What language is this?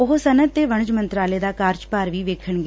Punjabi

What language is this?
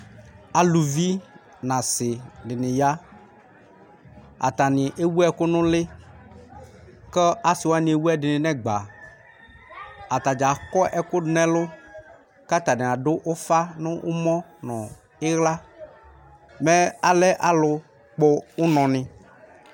Ikposo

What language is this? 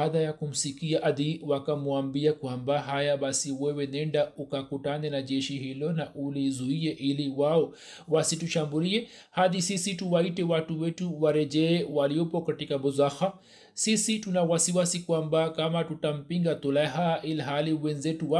Swahili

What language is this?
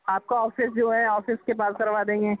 Urdu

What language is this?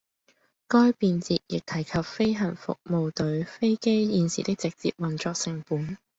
Cantonese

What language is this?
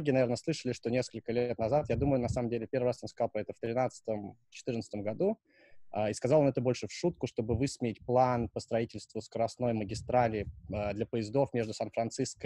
Russian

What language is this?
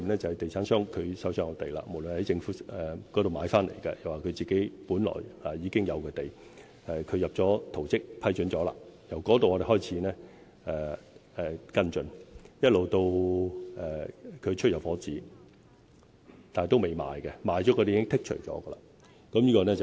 Cantonese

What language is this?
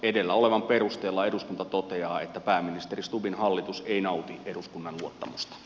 Finnish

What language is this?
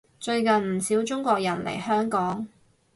Cantonese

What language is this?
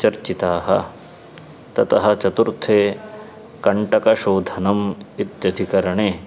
Sanskrit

